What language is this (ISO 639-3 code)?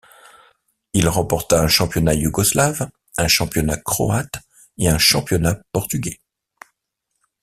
fra